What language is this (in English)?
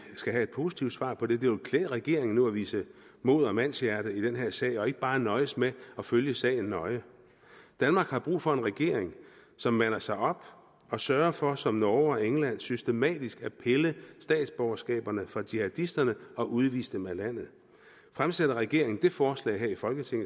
Danish